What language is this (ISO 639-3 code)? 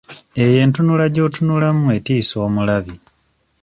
lug